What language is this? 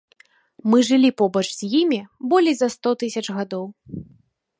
Belarusian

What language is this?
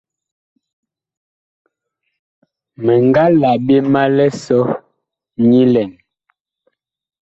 Bakoko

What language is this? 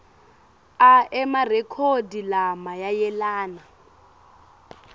Swati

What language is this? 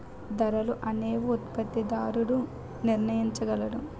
Telugu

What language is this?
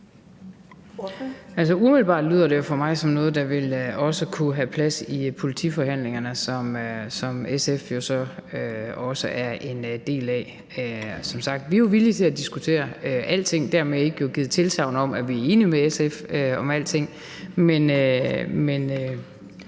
Danish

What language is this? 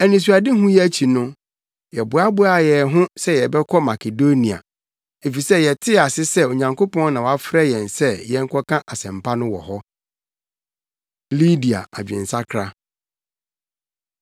Akan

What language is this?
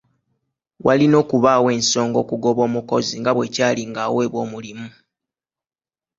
Ganda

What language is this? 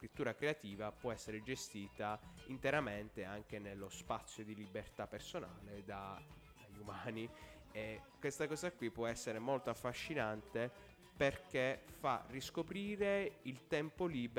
Italian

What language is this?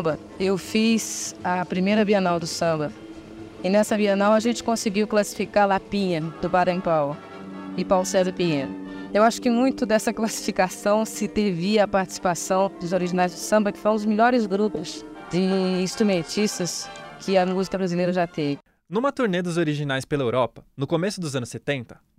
Portuguese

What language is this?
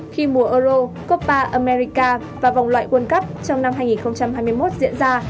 Vietnamese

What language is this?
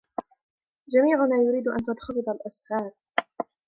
Arabic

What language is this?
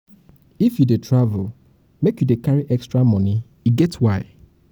Nigerian Pidgin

